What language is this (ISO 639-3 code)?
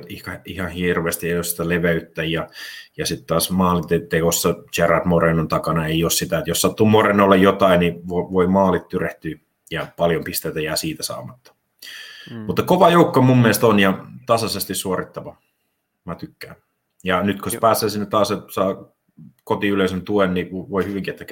fin